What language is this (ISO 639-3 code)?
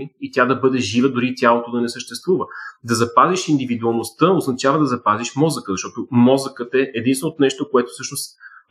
bul